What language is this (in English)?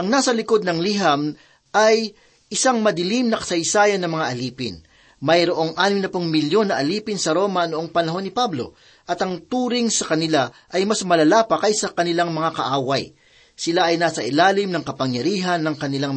Filipino